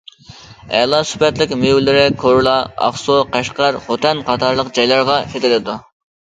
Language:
Uyghur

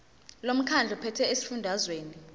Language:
Zulu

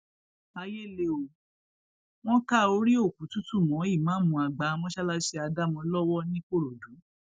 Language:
Yoruba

